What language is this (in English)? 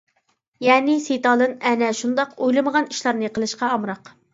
Uyghur